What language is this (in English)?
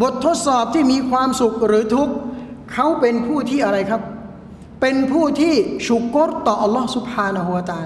Thai